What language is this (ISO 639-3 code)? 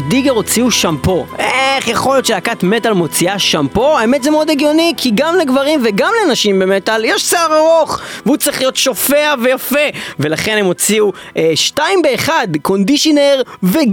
heb